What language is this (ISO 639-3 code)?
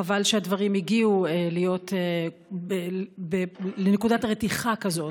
heb